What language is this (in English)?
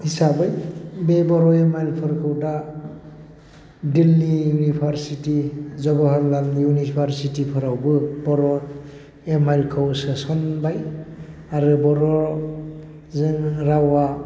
Bodo